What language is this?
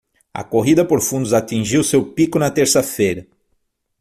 Portuguese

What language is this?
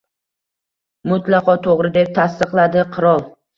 Uzbek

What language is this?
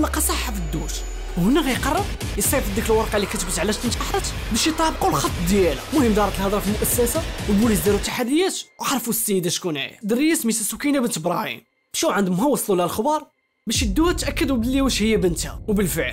Arabic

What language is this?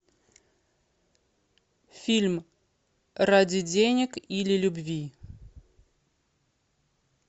Russian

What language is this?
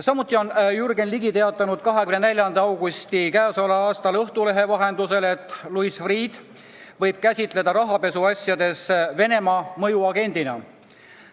Estonian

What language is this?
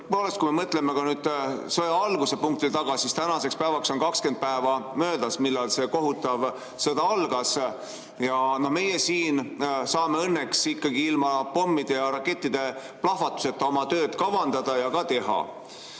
Estonian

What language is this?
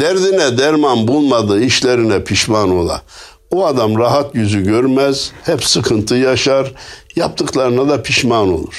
Turkish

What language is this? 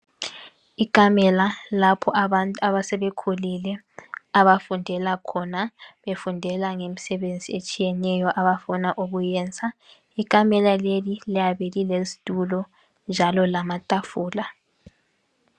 North Ndebele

